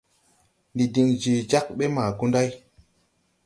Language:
Tupuri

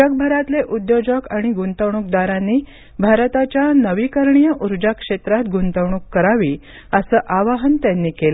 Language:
Marathi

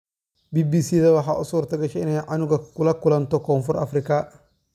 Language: Somali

